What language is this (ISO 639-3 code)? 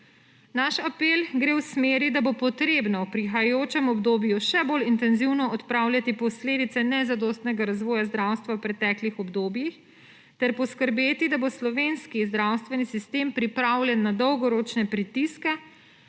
slv